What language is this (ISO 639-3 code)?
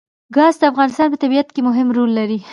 pus